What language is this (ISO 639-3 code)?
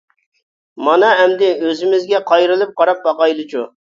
uig